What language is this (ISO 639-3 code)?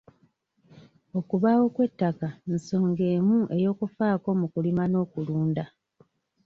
lug